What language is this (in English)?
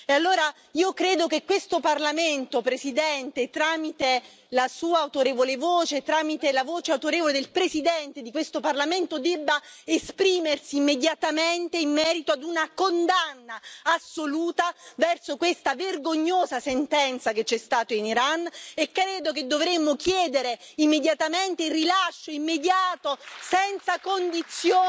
Italian